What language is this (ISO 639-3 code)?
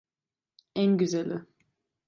tur